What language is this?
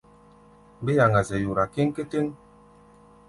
Gbaya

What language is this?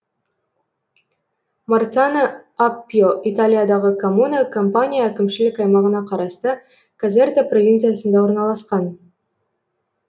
Kazakh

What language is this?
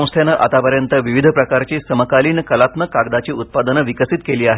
Marathi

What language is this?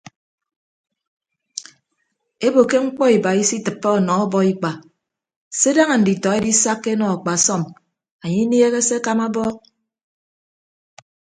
Ibibio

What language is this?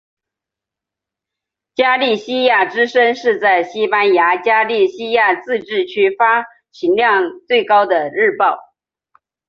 Chinese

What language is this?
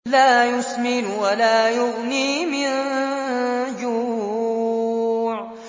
Arabic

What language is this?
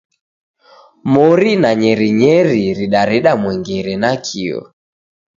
Taita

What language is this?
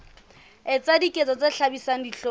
Southern Sotho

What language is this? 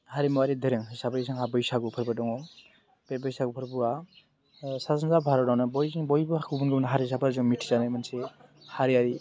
Bodo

